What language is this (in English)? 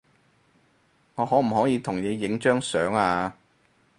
Cantonese